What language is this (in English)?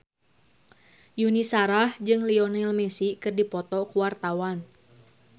Sundanese